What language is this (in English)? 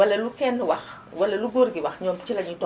Wolof